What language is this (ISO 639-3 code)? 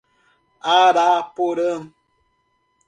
por